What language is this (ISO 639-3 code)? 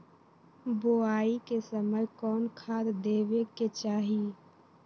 mag